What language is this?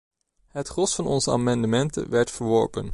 Dutch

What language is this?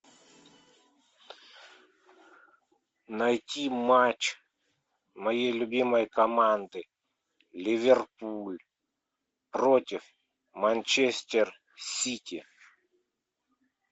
Russian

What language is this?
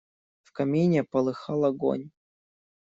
Russian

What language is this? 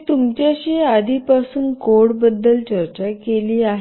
Marathi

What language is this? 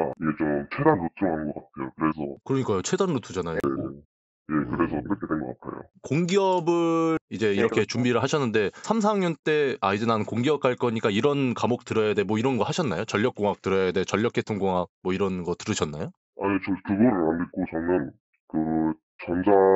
Korean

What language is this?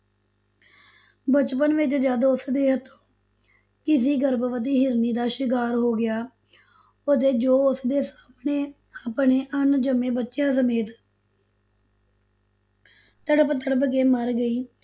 Punjabi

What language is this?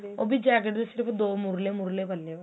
Punjabi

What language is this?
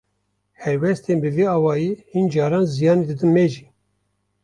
Kurdish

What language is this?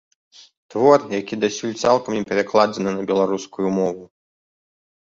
Belarusian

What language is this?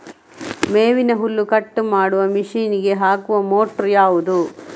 Kannada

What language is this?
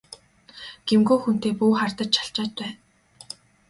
Mongolian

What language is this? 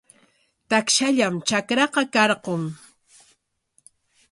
Corongo Ancash Quechua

